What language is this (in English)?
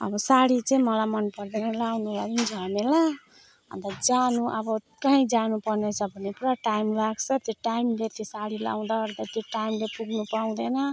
Nepali